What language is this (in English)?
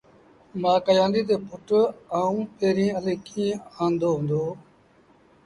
Sindhi Bhil